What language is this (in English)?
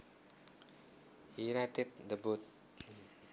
Javanese